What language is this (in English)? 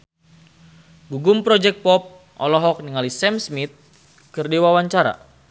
Sundanese